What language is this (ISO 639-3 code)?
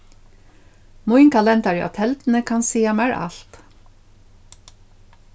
fao